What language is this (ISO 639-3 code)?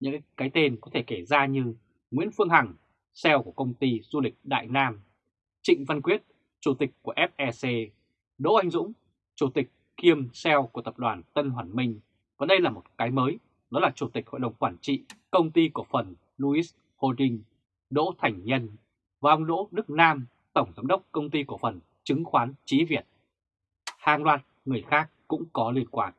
vie